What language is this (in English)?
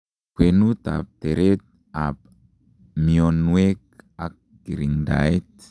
Kalenjin